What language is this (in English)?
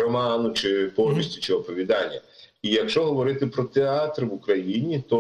Ukrainian